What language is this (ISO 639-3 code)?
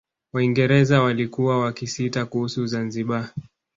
swa